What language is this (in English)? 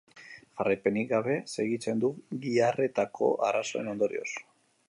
Basque